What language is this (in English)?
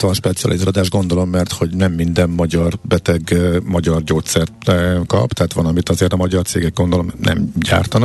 Hungarian